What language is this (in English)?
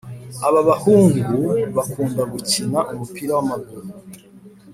Kinyarwanda